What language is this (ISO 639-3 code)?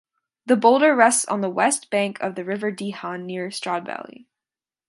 eng